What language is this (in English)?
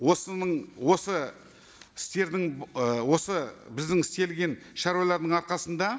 Kazakh